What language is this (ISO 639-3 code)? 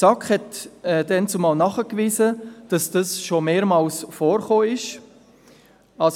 gsw